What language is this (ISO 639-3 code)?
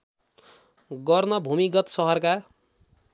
nep